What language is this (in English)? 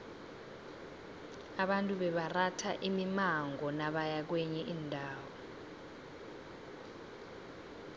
South Ndebele